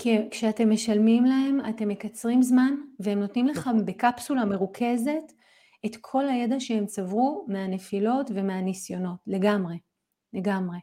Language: Hebrew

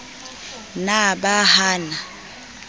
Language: Southern Sotho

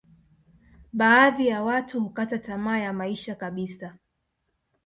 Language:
Swahili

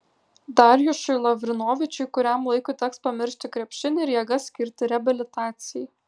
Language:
Lithuanian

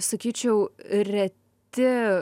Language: Lithuanian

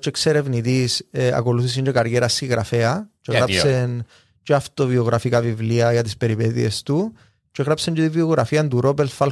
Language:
Greek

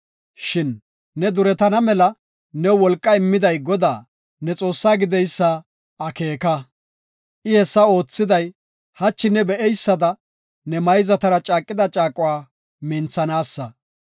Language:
Gofa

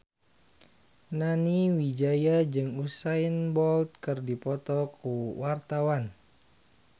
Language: Sundanese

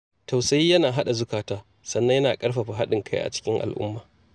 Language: Hausa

